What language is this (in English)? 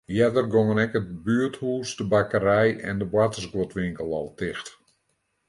Western Frisian